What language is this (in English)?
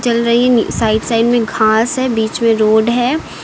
Hindi